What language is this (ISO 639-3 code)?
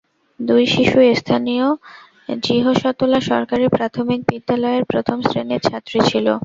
ben